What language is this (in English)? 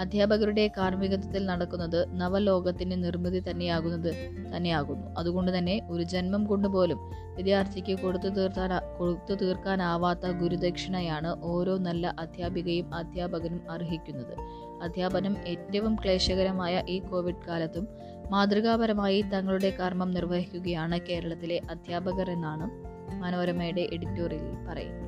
Malayalam